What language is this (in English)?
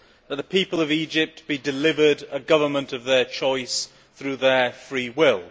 English